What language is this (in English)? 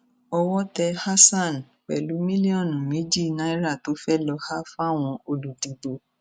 Yoruba